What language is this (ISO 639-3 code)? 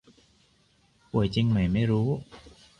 tha